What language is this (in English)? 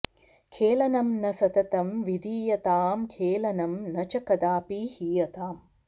Sanskrit